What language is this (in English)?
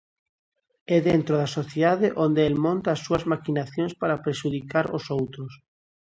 Galician